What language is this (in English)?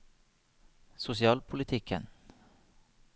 Norwegian